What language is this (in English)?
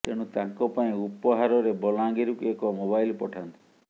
Odia